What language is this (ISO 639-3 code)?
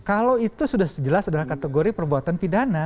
ind